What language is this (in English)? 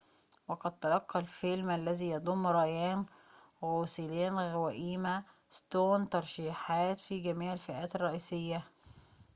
Arabic